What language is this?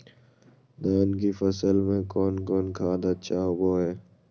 Magahi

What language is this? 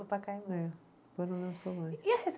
Portuguese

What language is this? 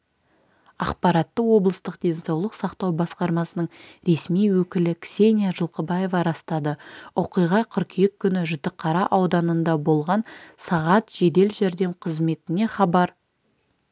Kazakh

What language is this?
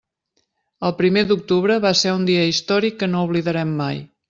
Catalan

